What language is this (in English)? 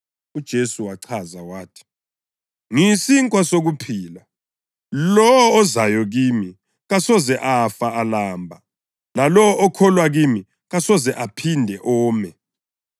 North Ndebele